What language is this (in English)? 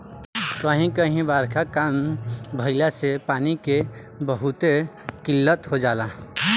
Bhojpuri